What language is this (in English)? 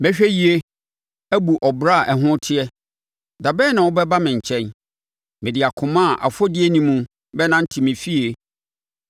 Akan